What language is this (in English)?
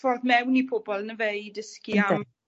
Welsh